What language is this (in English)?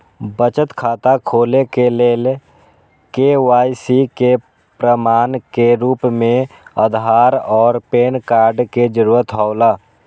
Maithili